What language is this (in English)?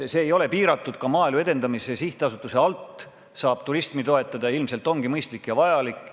Estonian